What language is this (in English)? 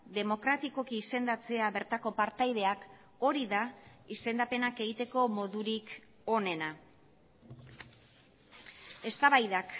Basque